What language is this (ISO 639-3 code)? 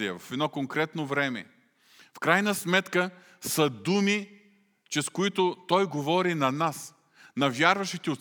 bul